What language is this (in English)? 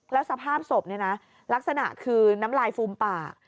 Thai